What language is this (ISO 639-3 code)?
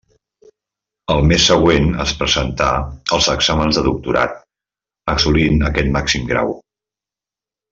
cat